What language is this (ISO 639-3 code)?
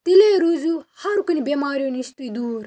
kas